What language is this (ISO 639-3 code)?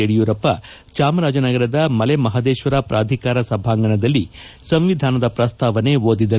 kan